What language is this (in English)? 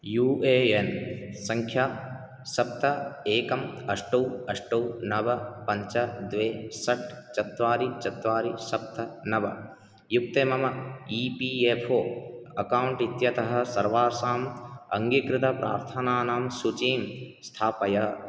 Sanskrit